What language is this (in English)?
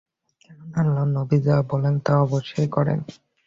Bangla